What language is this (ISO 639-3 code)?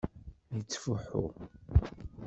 kab